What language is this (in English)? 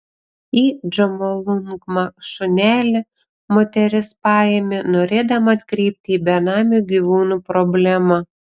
Lithuanian